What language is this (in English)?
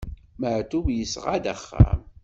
Kabyle